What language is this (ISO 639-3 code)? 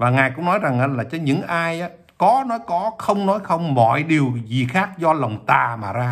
vie